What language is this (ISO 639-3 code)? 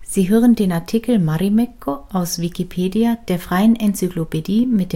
deu